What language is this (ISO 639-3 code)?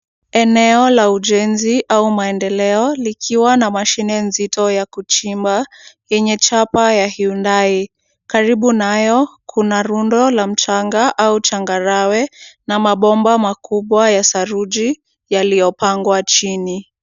swa